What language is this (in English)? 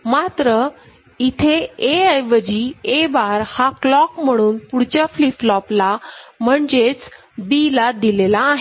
Marathi